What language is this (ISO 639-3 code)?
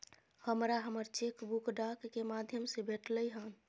mai